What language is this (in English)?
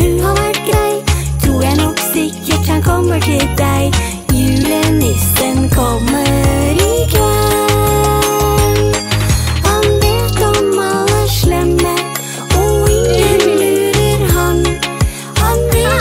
Norwegian